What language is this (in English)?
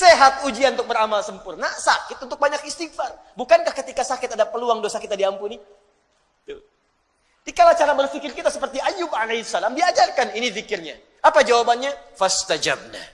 Indonesian